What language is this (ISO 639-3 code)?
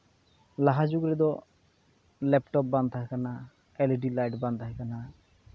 sat